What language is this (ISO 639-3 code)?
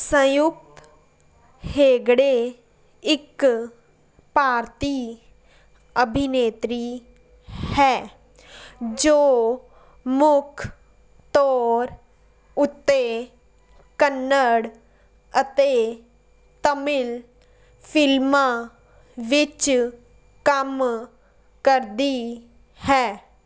pan